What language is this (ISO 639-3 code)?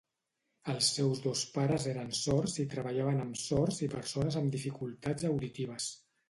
cat